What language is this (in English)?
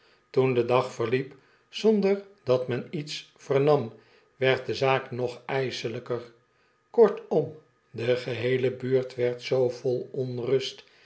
Dutch